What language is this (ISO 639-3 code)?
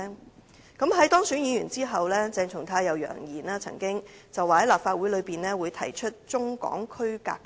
yue